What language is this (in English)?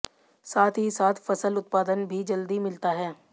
Hindi